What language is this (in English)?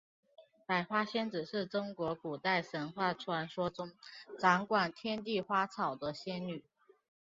Chinese